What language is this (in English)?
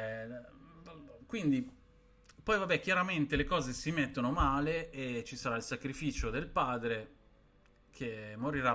Italian